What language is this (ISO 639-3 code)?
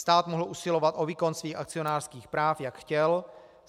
ces